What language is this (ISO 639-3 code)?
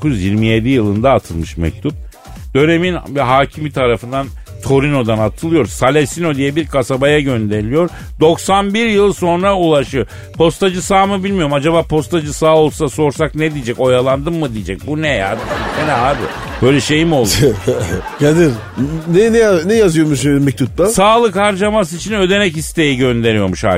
tur